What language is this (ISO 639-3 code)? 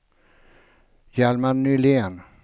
swe